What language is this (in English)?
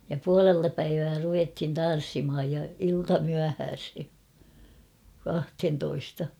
Finnish